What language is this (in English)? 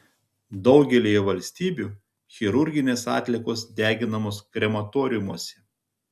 Lithuanian